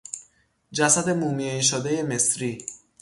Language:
Persian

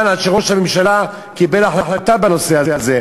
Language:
Hebrew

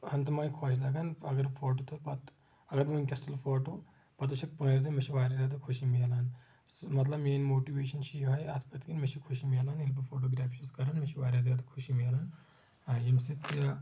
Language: Kashmiri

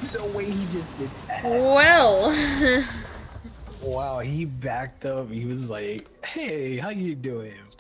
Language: English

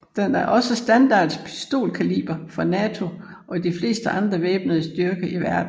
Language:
Danish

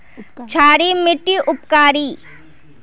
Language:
Magahi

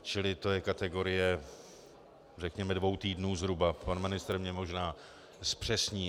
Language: Czech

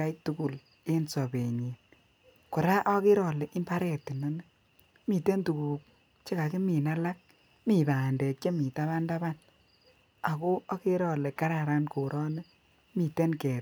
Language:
Kalenjin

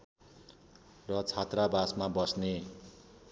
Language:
Nepali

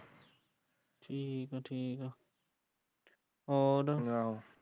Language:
Punjabi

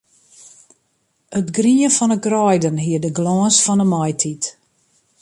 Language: Western Frisian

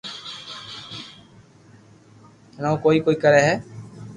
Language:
Loarki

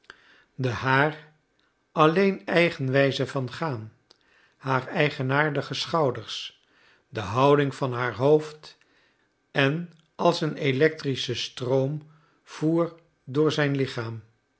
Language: Dutch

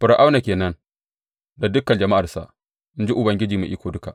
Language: Hausa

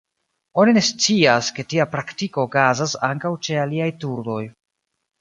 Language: Esperanto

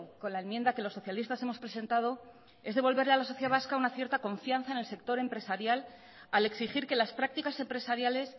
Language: Spanish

